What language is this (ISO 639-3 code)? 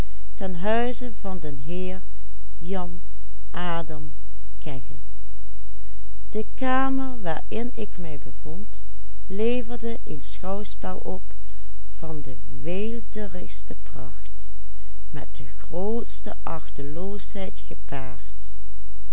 nld